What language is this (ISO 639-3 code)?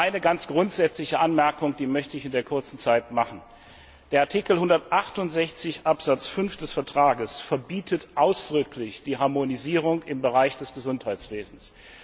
deu